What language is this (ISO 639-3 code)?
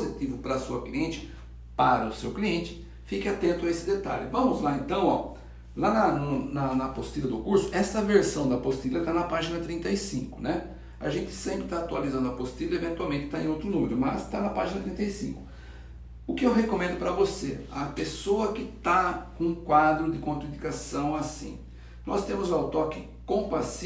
por